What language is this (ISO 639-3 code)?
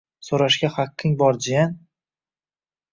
uzb